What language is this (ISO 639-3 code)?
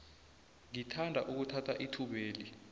nbl